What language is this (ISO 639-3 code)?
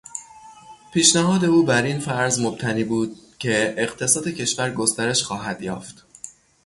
fas